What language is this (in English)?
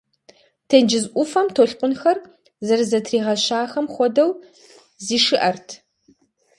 Kabardian